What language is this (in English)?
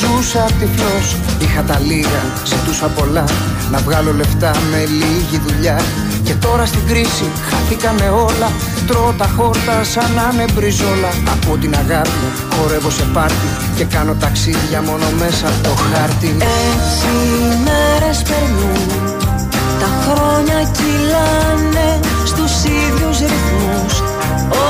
Greek